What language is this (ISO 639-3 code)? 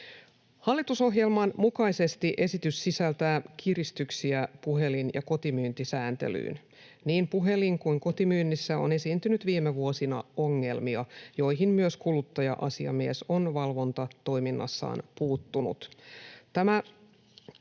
fin